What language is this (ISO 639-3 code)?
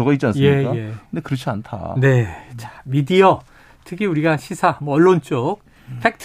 kor